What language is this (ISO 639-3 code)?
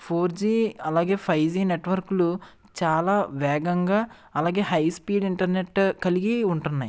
tel